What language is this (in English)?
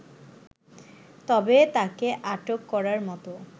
Bangla